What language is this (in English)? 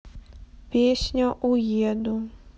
Russian